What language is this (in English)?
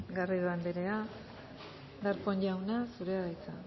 Basque